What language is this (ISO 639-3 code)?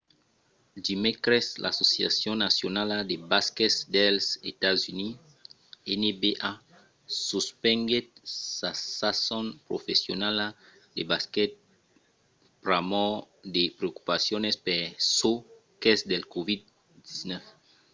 oci